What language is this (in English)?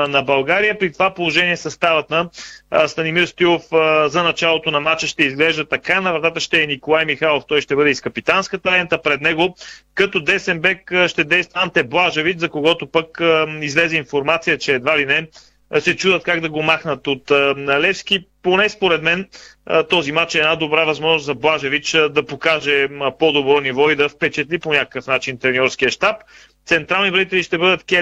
Bulgarian